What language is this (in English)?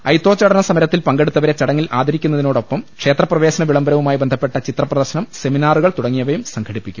Malayalam